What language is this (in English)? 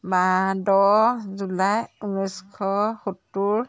Assamese